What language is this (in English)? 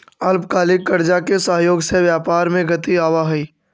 Magahi